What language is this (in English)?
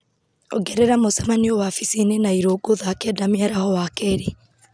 Kikuyu